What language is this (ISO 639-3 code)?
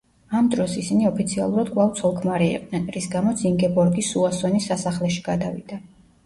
kat